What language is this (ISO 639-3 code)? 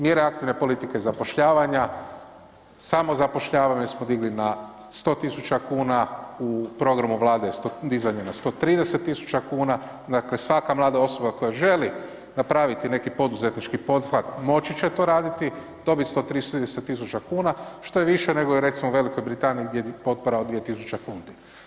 hrv